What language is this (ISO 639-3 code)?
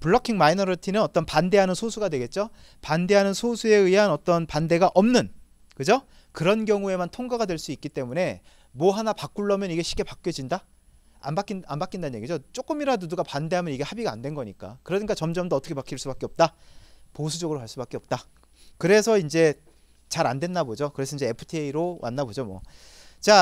kor